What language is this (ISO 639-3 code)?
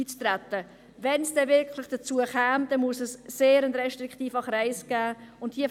gsw